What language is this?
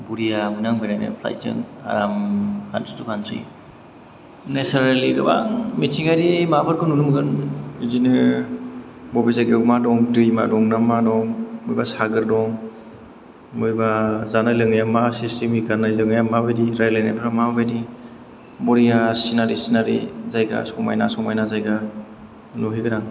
Bodo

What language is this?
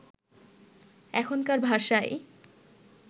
Bangla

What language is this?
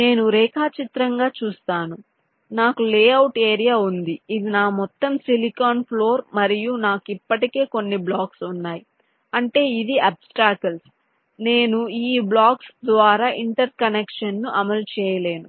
Telugu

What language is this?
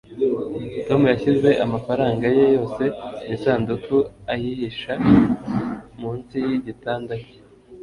Kinyarwanda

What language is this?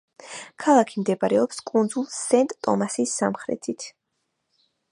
Georgian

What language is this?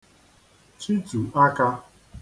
Igbo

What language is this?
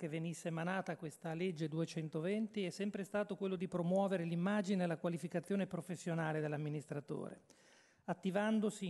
Italian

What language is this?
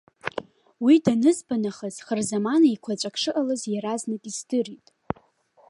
Abkhazian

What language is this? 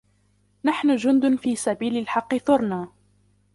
Arabic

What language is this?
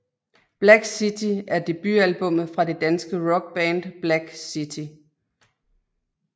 Danish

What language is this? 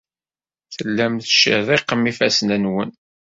Kabyle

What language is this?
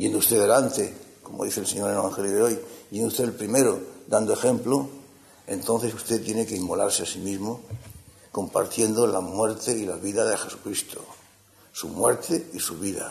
Spanish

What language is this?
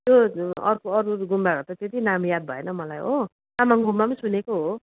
Nepali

